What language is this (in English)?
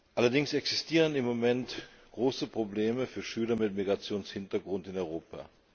German